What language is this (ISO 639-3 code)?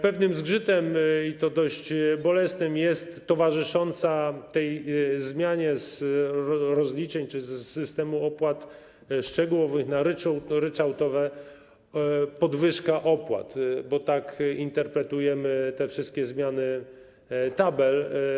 pol